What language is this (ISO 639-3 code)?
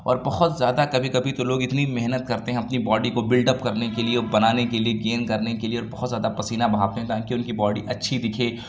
urd